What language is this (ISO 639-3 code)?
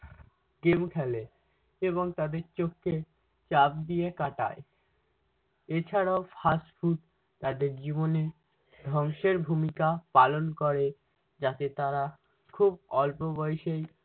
ben